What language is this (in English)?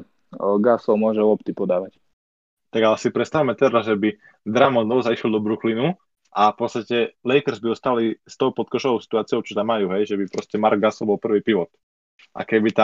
Slovak